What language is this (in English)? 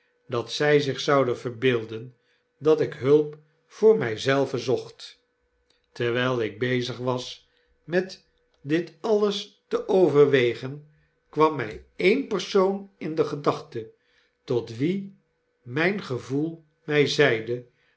Dutch